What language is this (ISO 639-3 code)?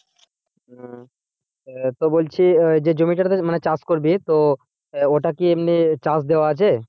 ben